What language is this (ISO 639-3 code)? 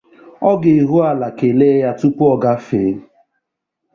ibo